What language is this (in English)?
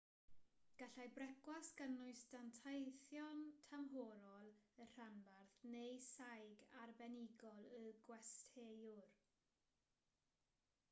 Welsh